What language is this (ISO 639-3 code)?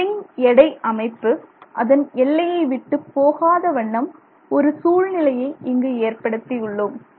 tam